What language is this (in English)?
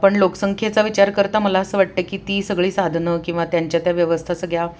Marathi